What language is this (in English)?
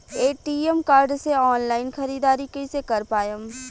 Bhojpuri